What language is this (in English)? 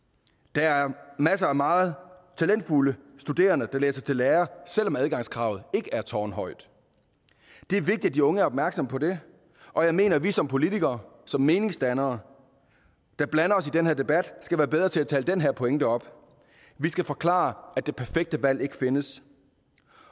Danish